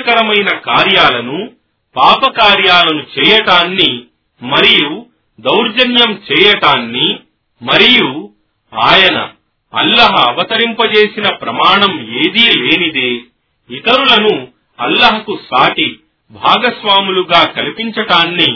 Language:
Telugu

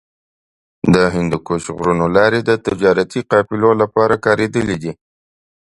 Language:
Pashto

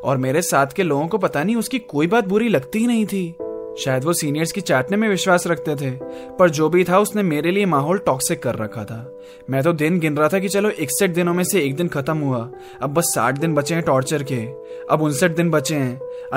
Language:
Hindi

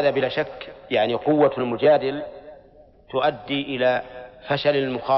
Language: Arabic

